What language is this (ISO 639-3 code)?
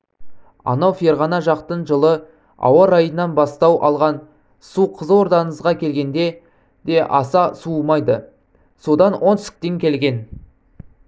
kaz